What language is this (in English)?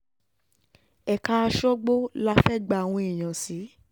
Yoruba